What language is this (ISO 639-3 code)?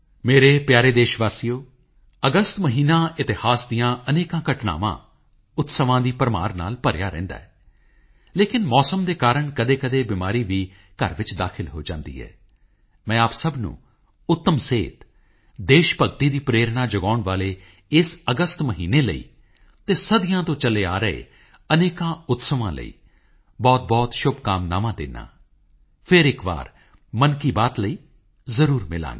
pan